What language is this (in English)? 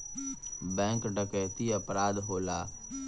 Bhojpuri